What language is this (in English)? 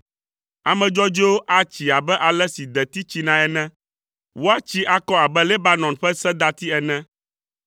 Ewe